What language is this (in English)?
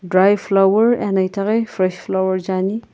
Sumi Naga